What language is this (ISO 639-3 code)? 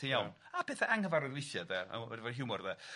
cym